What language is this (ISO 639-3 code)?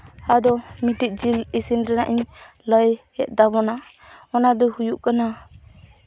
sat